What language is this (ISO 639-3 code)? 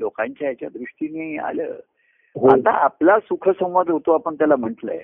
mar